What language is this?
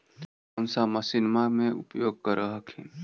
Magahi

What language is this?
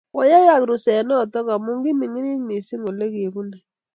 Kalenjin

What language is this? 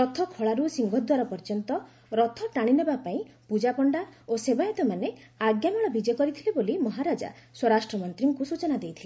Odia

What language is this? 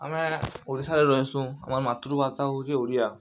Odia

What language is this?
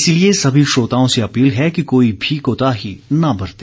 Hindi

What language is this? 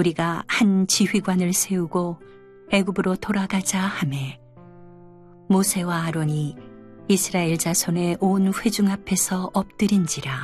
Korean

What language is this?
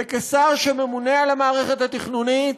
Hebrew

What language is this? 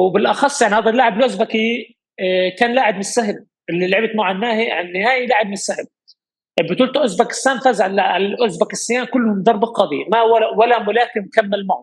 Arabic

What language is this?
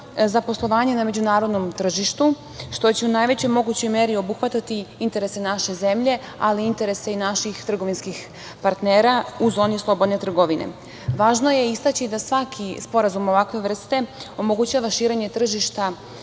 Serbian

